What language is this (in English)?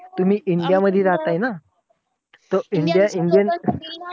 Marathi